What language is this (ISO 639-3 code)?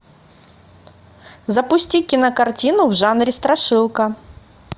rus